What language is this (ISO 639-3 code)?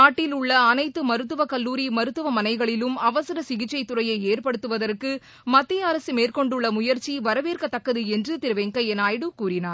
tam